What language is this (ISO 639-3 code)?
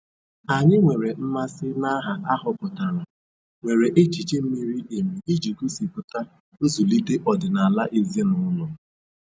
ibo